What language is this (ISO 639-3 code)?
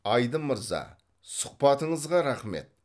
kaz